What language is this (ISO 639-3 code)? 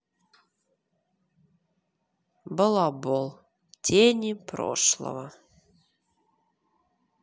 rus